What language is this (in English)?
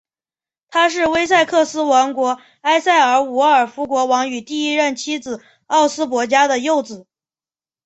Chinese